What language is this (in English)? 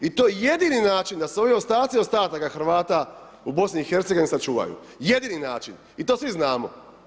Croatian